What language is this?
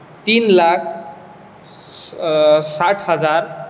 Konkani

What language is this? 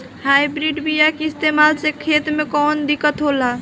Bhojpuri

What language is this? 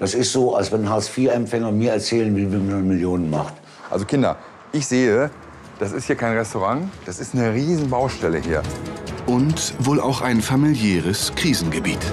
German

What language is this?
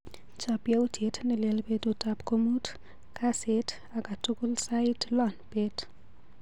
Kalenjin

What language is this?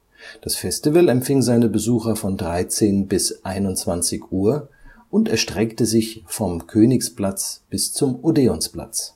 German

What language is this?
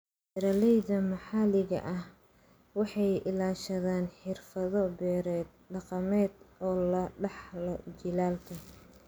Somali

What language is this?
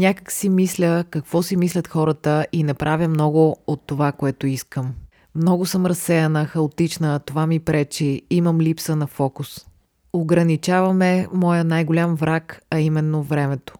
Bulgarian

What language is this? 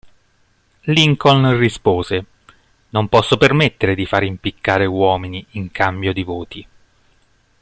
Italian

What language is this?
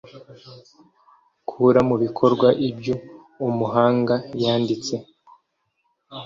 Kinyarwanda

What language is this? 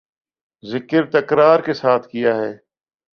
Urdu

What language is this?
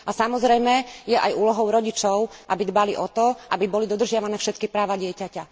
Slovak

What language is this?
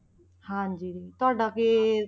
Punjabi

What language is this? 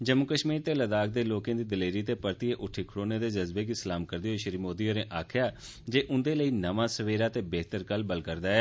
Dogri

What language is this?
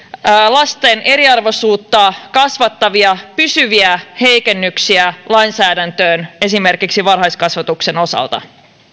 Finnish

